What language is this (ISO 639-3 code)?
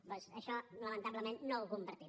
cat